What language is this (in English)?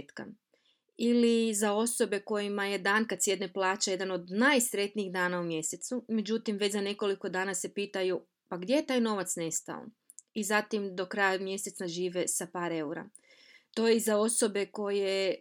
Croatian